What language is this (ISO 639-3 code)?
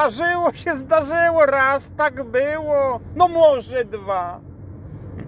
pol